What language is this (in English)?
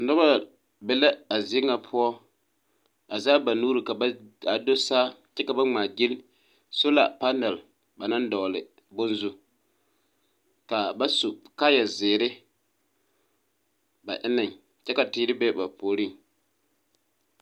Southern Dagaare